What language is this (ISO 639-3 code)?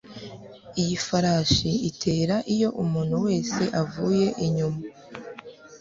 kin